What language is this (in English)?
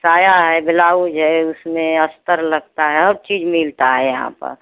Hindi